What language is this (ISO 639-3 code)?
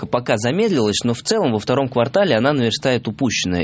rus